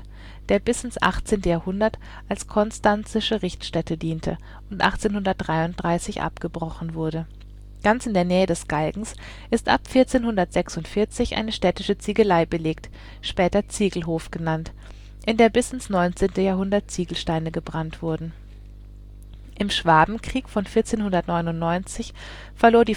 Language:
German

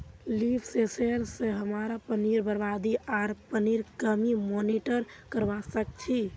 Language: Magahi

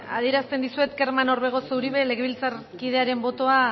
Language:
Basque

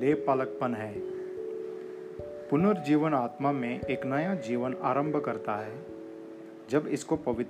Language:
Hindi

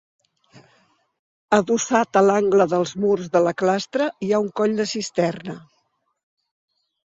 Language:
Catalan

